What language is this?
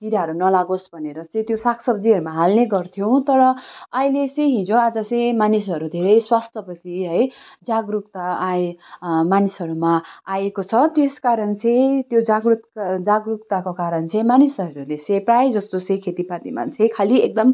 Nepali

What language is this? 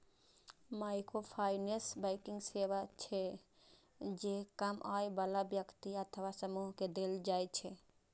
Maithili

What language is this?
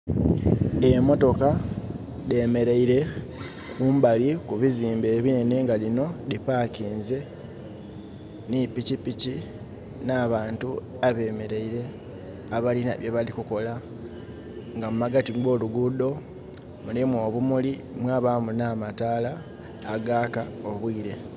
Soga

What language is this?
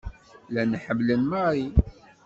Kabyle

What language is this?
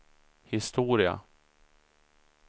Swedish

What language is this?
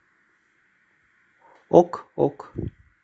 Russian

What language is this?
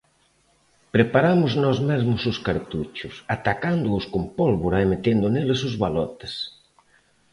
Galician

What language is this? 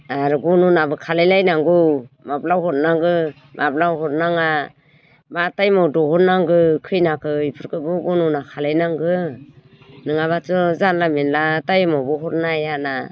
Bodo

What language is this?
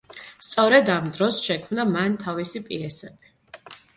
Georgian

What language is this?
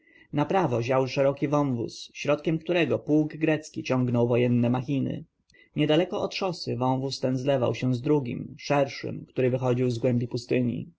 Polish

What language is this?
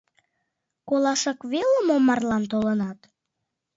Mari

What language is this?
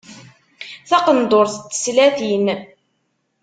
Kabyle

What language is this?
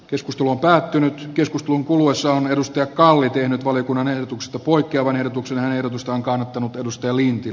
Finnish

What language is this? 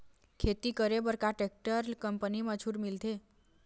Chhattisgarhi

